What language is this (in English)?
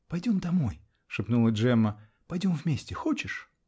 Russian